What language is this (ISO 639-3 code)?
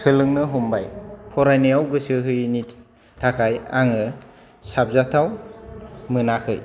brx